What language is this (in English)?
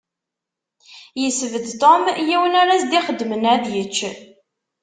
Kabyle